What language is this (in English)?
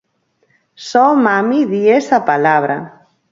Galician